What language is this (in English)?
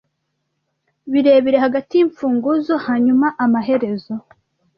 Kinyarwanda